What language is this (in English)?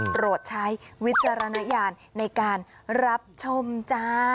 Thai